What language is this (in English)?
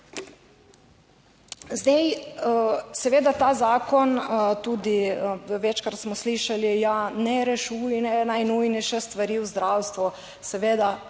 Slovenian